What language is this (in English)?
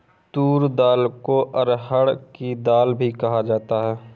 Hindi